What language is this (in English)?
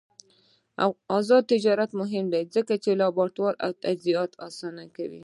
Pashto